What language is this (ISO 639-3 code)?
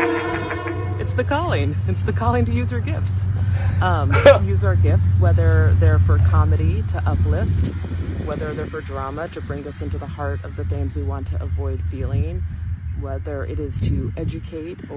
eng